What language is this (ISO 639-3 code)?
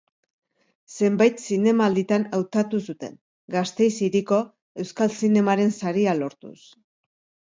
eus